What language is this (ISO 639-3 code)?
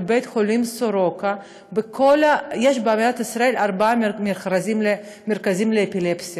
heb